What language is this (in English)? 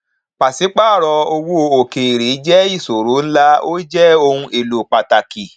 Yoruba